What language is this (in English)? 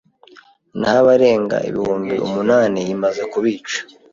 Kinyarwanda